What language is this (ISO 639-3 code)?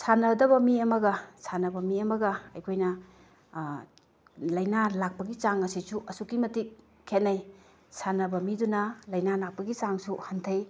mni